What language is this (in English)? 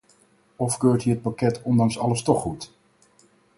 Dutch